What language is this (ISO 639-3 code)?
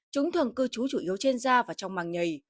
vie